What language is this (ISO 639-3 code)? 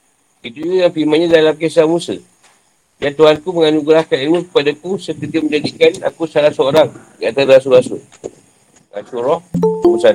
msa